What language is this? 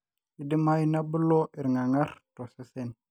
Masai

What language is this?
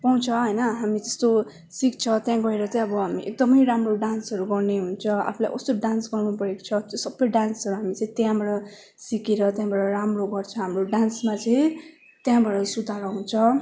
Nepali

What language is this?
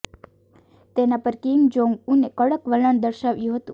Gujarati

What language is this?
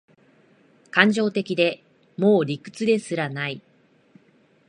Japanese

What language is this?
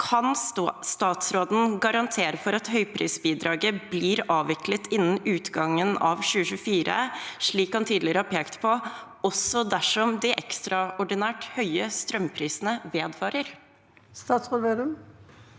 Norwegian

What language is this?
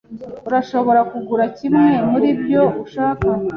Kinyarwanda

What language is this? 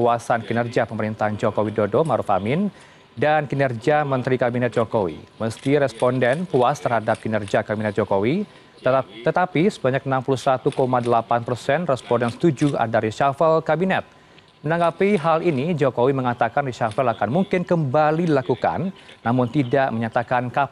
Indonesian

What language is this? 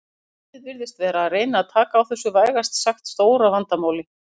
Icelandic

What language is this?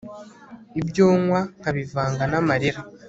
Kinyarwanda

